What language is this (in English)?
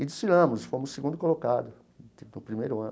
Portuguese